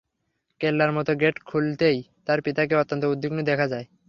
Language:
Bangla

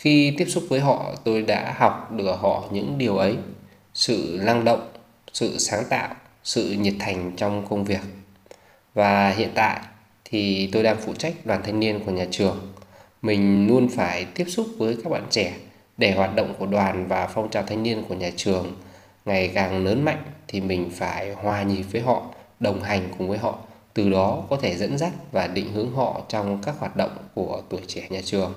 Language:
Vietnamese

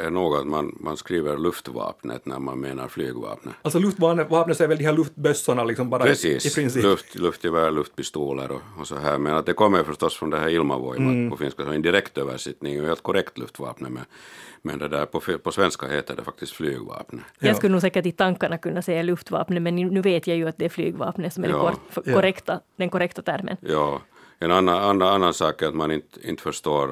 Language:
Swedish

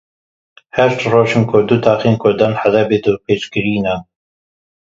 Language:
Kurdish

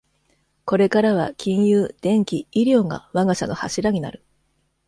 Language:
Japanese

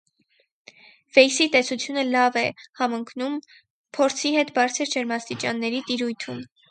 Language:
Armenian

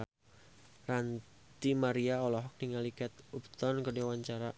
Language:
Sundanese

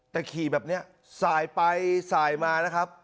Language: Thai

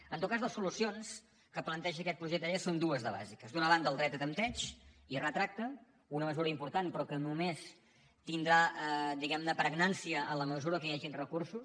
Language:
Catalan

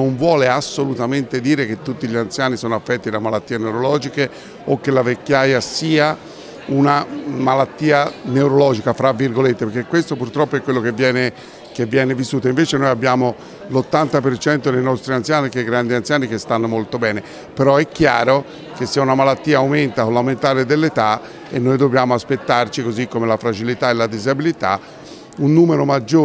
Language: Italian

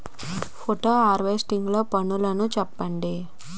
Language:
Telugu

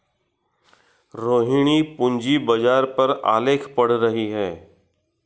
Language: Hindi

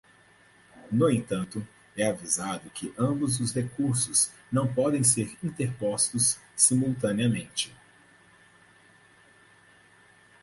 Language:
Portuguese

